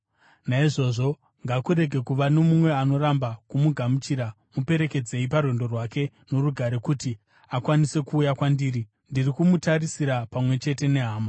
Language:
Shona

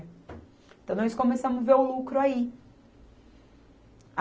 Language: Portuguese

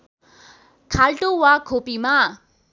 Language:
Nepali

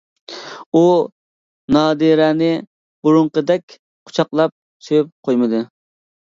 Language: Uyghur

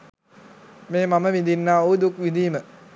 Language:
Sinhala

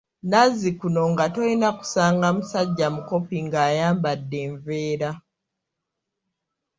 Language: Ganda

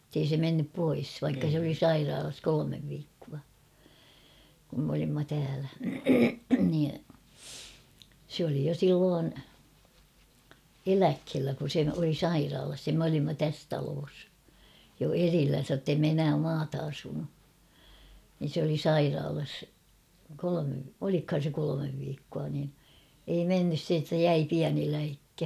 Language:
Finnish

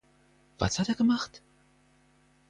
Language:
German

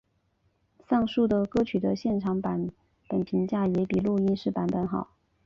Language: Chinese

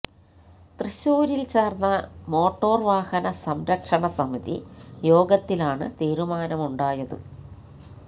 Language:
Malayalam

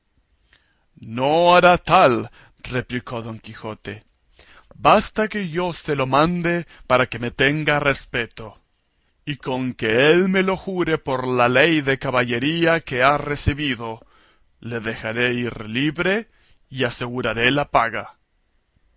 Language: Spanish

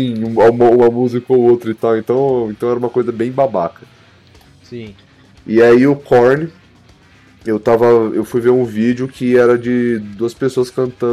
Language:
Portuguese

